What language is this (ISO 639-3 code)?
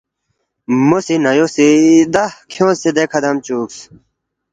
bft